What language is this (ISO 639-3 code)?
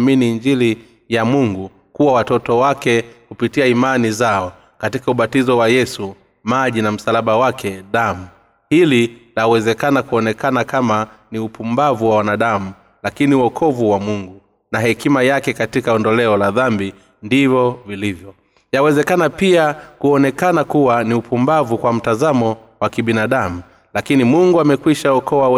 swa